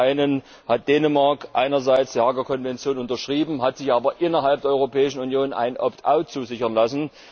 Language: German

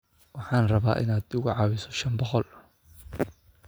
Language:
Somali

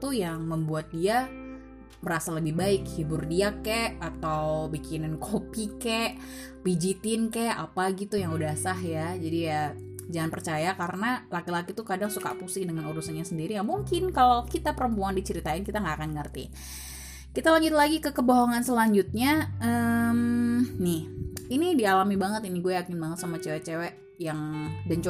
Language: Indonesian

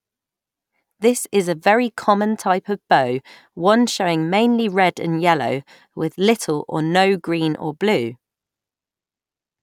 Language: English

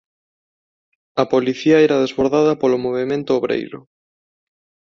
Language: Galician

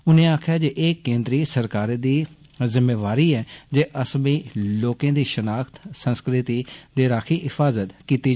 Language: Dogri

